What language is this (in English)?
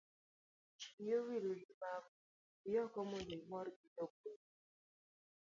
Luo (Kenya and Tanzania)